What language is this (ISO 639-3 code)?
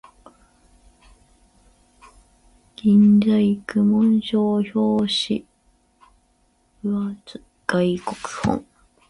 jpn